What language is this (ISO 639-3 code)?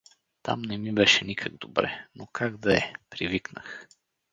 bul